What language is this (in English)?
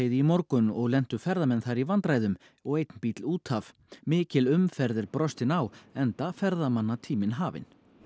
Icelandic